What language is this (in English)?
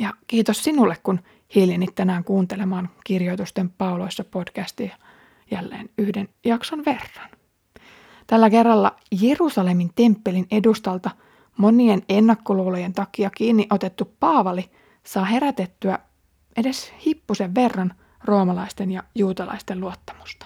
Finnish